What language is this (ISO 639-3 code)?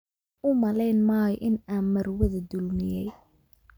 som